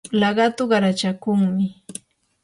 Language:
Yanahuanca Pasco Quechua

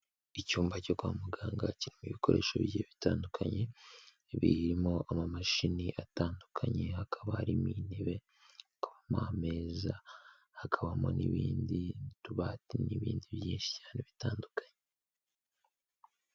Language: Kinyarwanda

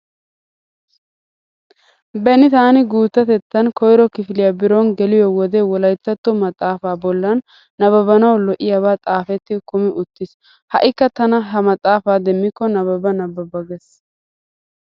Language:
Wolaytta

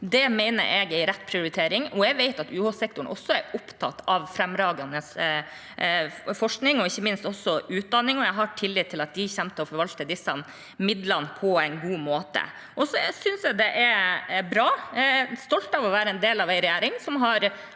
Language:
Norwegian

